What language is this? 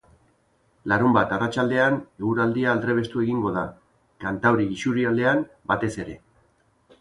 Basque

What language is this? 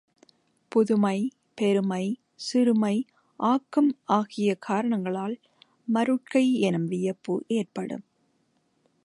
Tamil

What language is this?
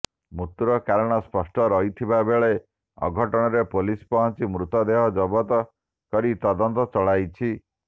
Odia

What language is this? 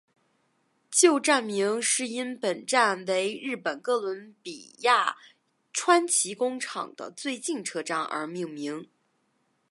Chinese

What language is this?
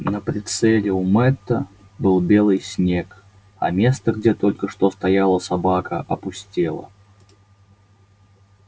Russian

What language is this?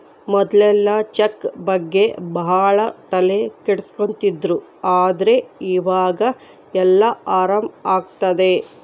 Kannada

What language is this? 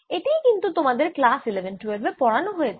Bangla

